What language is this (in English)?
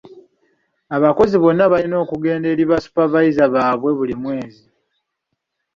Ganda